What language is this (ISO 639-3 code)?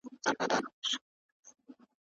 pus